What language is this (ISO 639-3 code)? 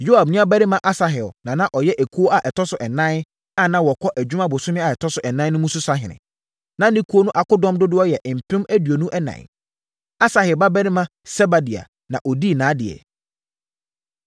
aka